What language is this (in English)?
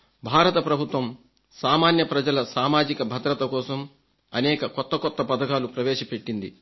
Telugu